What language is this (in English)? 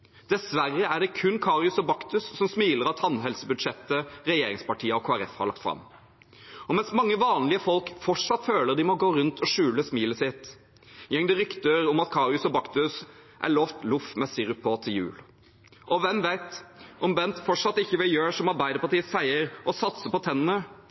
Norwegian Bokmål